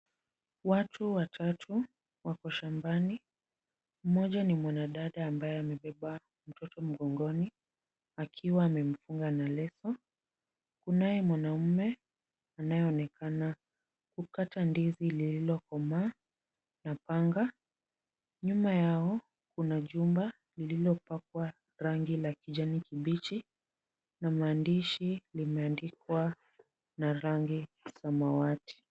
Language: Swahili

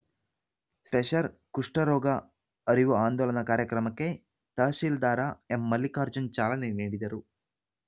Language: Kannada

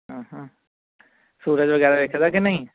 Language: Punjabi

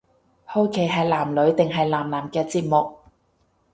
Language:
Cantonese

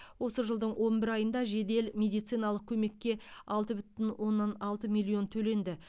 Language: Kazakh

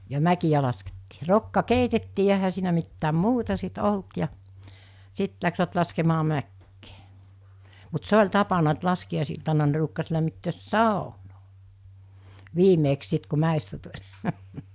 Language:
Finnish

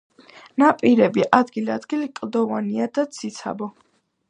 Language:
Georgian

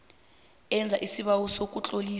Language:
South Ndebele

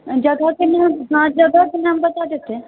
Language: Maithili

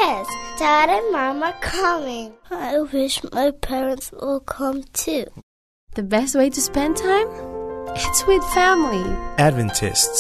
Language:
Filipino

